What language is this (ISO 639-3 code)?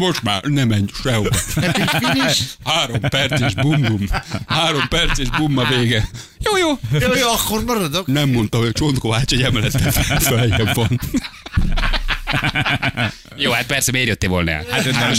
hun